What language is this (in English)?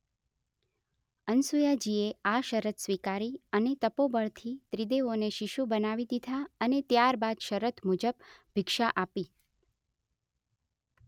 Gujarati